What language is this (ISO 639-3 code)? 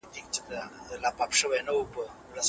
pus